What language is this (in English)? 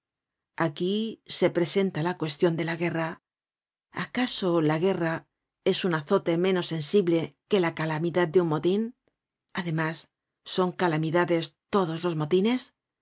Spanish